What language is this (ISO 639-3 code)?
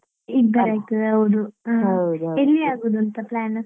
kan